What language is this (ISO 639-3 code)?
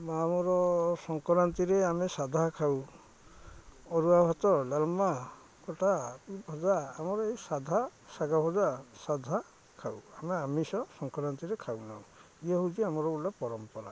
ori